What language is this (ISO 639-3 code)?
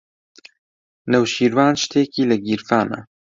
ckb